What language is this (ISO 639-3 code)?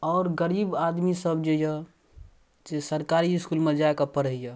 mai